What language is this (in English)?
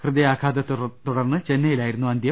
Malayalam